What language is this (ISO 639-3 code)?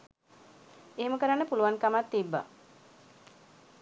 sin